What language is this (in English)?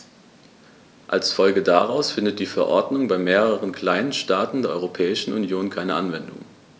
German